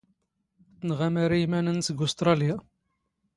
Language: Standard Moroccan Tamazight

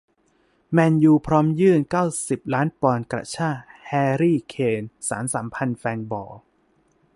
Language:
Thai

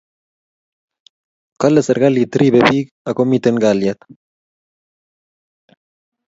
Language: Kalenjin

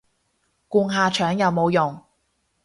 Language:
Cantonese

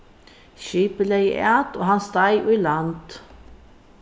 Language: Faroese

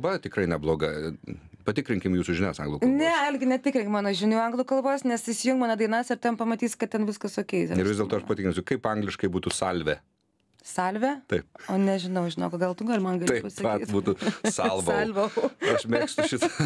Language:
Lithuanian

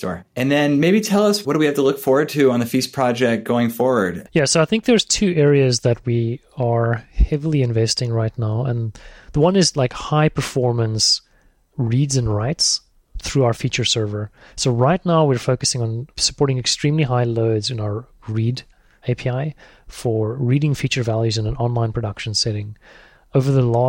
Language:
English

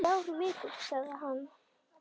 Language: Icelandic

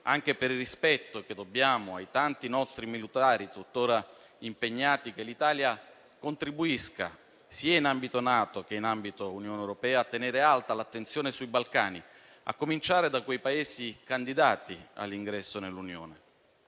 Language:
Italian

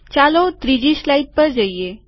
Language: Gujarati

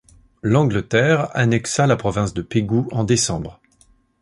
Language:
French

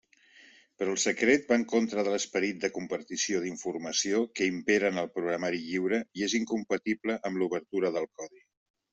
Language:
Catalan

